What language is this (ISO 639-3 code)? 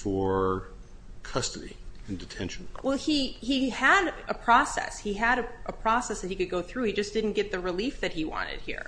eng